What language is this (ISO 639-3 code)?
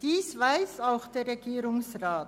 gsw